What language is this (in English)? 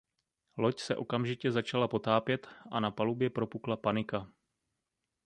Czech